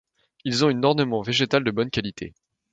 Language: French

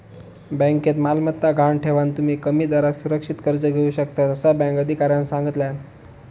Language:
Marathi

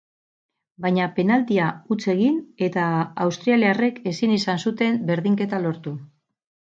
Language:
Basque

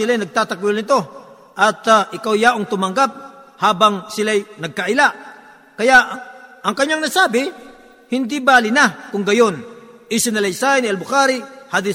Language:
Filipino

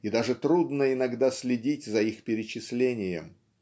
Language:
Russian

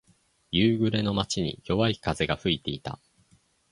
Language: Japanese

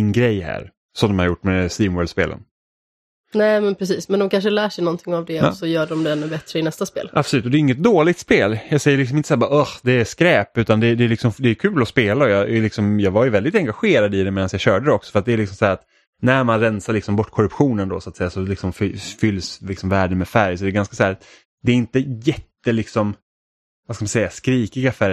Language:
Swedish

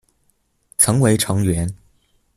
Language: Chinese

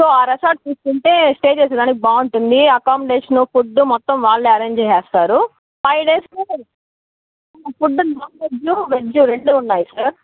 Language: Telugu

